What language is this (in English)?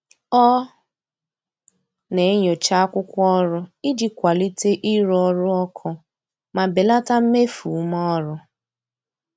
Igbo